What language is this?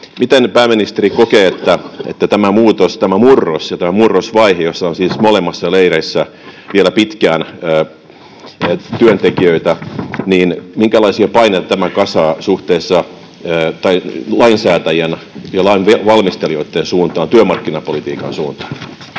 Finnish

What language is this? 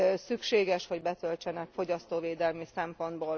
Hungarian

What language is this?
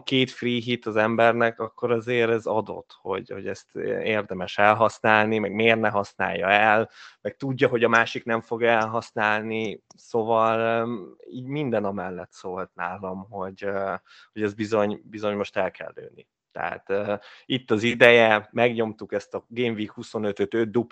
Hungarian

